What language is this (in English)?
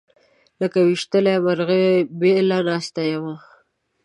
Pashto